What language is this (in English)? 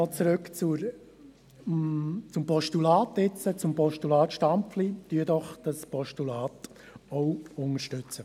Swiss German